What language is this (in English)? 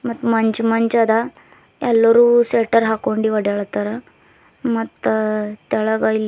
Kannada